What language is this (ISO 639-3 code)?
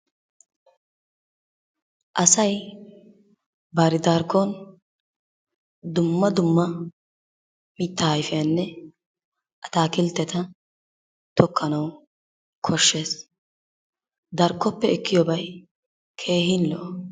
wal